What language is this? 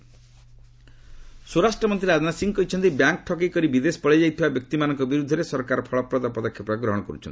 Odia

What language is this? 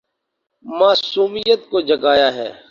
Urdu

